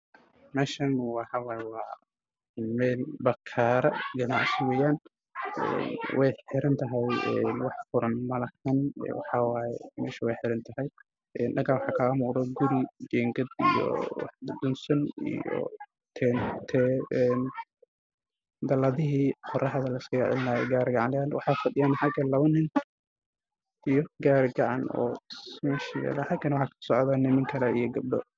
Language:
Somali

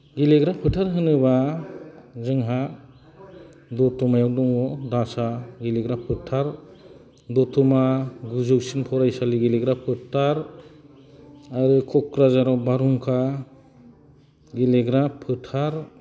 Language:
Bodo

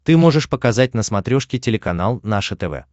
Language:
Russian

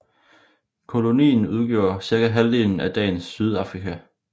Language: Danish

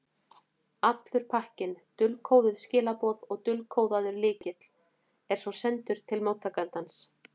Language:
Icelandic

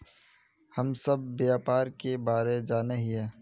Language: Magahi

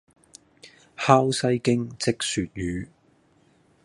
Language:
Cantonese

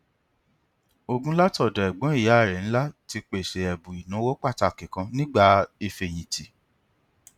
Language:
Yoruba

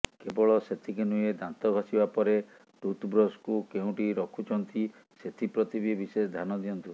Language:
Odia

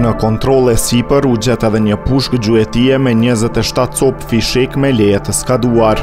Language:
Romanian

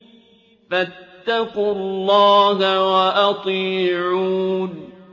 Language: Arabic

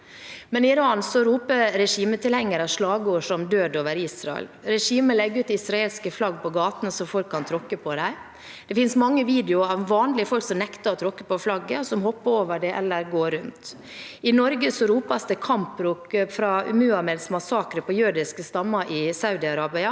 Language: Norwegian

